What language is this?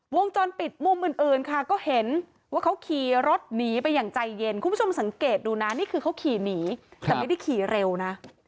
Thai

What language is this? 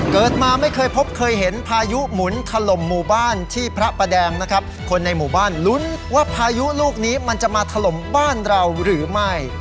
Thai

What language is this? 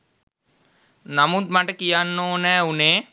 Sinhala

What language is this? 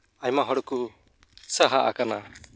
Santali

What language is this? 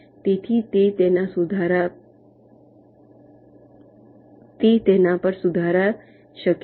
Gujarati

